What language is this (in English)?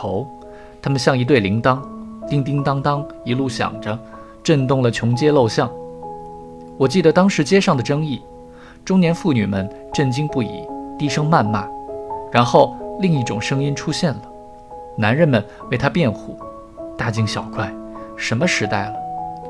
Chinese